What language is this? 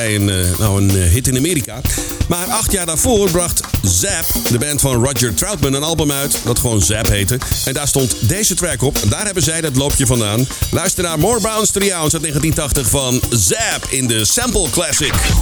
Dutch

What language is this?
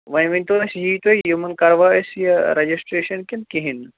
Kashmiri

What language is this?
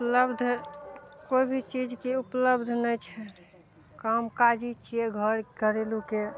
Maithili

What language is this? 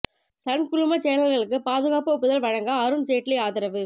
Tamil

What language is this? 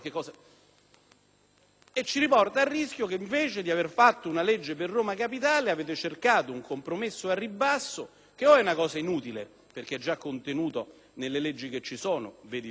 Italian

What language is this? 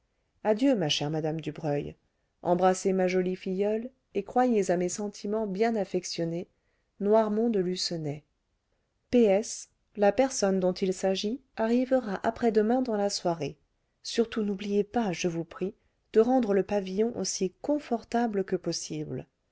French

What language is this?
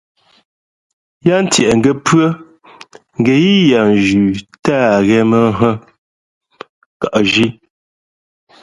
Fe'fe'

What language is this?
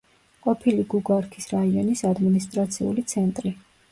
Georgian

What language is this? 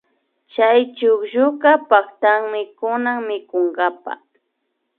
Imbabura Highland Quichua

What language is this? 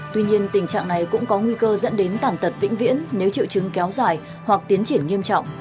Vietnamese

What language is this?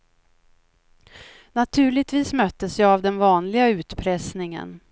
Swedish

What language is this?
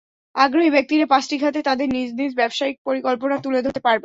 Bangla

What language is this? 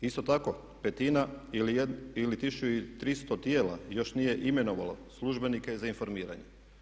Croatian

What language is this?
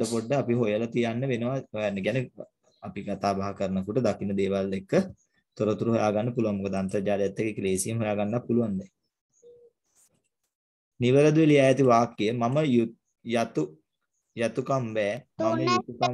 Hindi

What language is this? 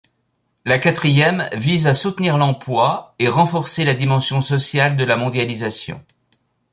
French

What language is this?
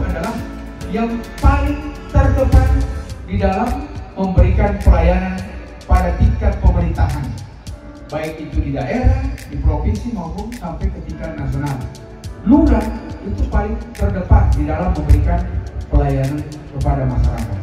Indonesian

